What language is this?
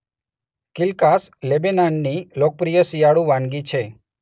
Gujarati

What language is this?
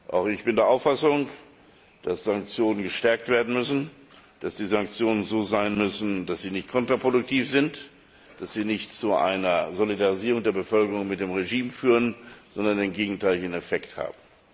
German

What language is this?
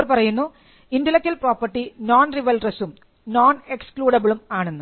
Malayalam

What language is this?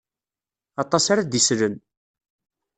Kabyle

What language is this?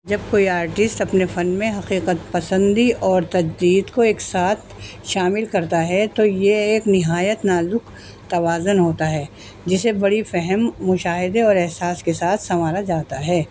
Urdu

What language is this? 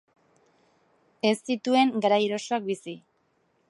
Basque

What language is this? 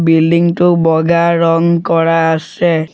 Assamese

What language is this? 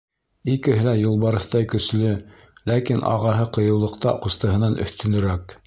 Bashkir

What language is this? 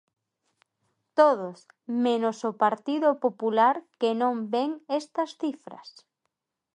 Galician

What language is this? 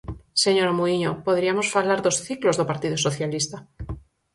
Galician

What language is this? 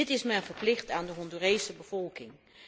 Dutch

